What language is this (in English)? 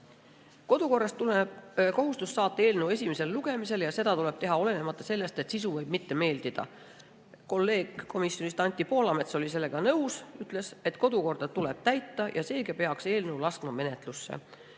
Estonian